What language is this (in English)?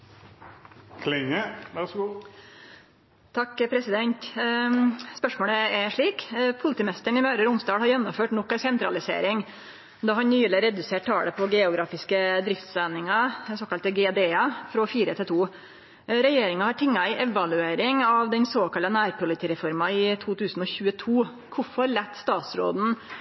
Norwegian Nynorsk